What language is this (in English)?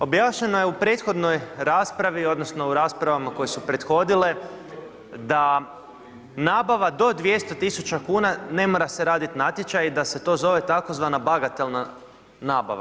Croatian